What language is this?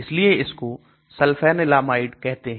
Hindi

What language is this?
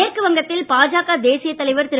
Tamil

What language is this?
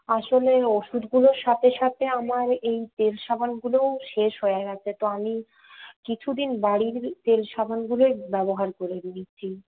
Bangla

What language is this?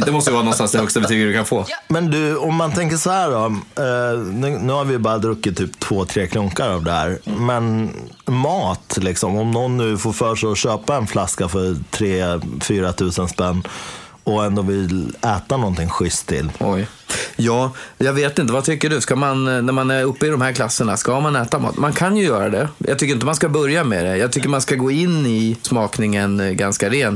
Swedish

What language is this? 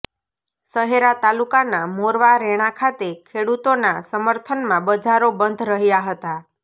Gujarati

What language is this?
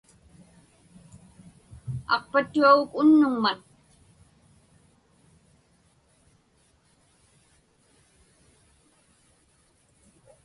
Inupiaq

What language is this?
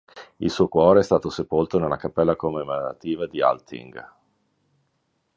Italian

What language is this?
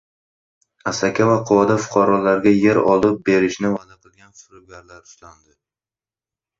Uzbek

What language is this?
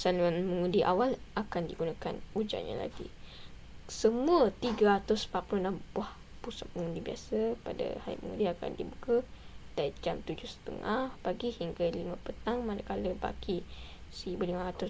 Malay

